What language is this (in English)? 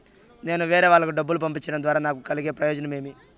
Telugu